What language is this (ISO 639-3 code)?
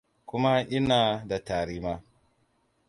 hau